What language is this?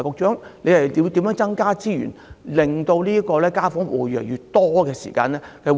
Cantonese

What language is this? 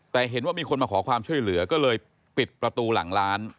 Thai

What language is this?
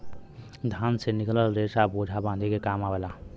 Bhojpuri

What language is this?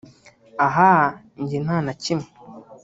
Kinyarwanda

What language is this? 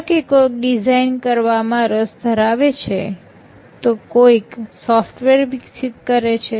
Gujarati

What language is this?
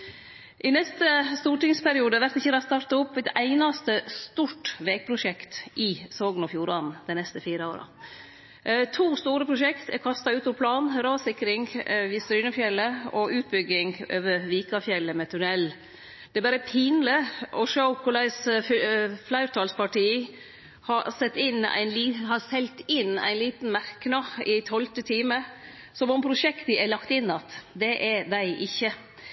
Norwegian Nynorsk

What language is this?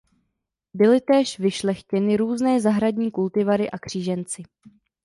Czech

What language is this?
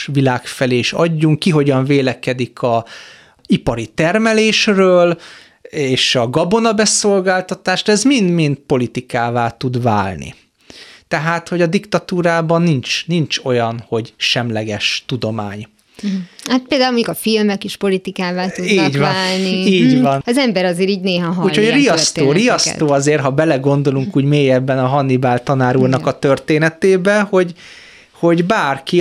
Hungarian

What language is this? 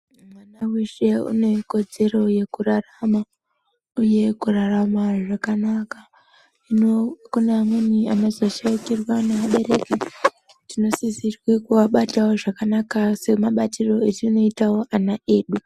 Ndau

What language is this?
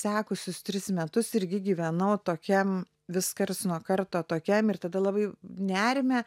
Lithuanian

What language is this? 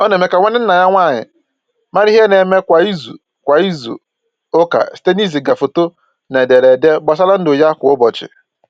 Igbo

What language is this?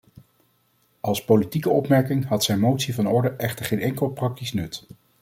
Dutch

